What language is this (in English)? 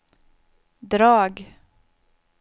Swedish